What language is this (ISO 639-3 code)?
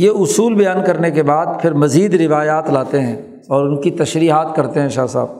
urd